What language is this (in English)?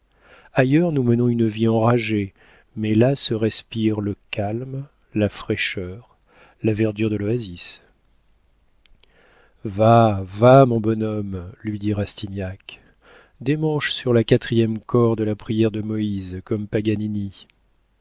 French